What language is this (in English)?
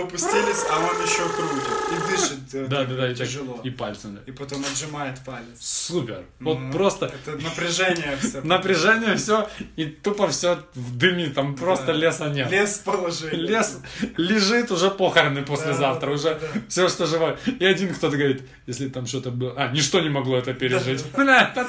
Russian